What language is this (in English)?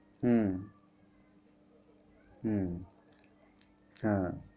Bangla